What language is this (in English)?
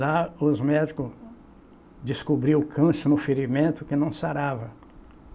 Portuguese